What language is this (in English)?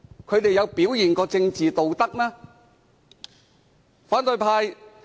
Cantonese